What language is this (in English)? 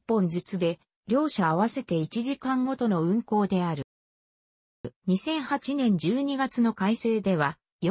Japanese